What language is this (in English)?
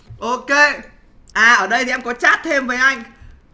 Vietnamese